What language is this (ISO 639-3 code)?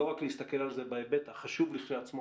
heb